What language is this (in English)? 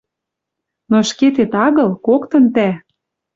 Western Mari